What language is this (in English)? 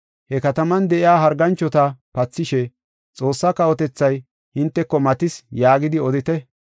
Gofa